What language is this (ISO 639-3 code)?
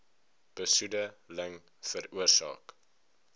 afr